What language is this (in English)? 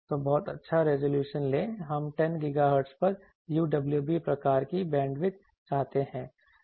Hindi